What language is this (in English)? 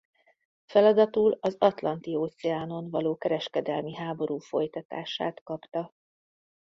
Hungarian